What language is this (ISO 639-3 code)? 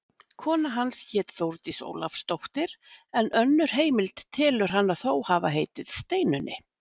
isl